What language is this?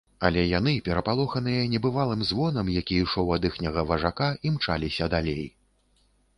Belarusian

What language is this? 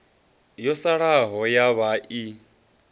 Venda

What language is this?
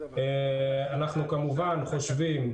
Hebrew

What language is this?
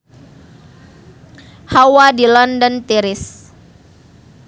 Sundanese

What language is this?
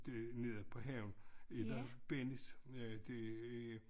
Danish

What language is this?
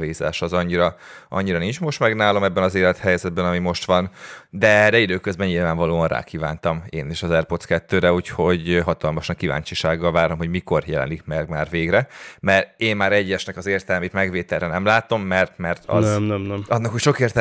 Hungarian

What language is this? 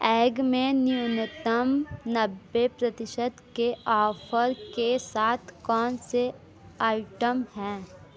Hindi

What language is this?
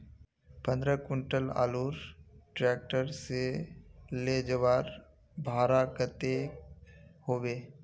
Magahi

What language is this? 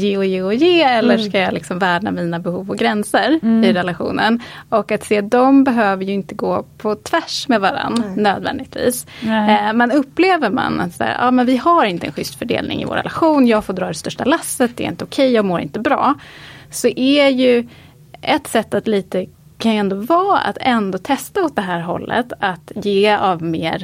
Swedish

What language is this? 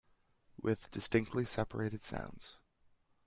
English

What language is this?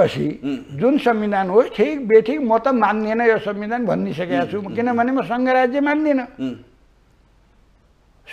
Hindi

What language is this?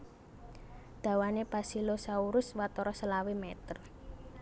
Javanese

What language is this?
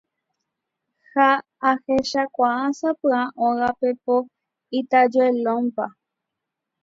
Guarani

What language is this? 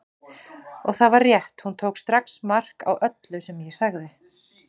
Icelandic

